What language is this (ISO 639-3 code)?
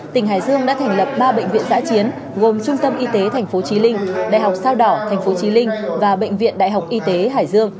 vie